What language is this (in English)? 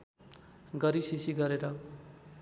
Nepali